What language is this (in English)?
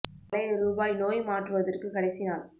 Tamil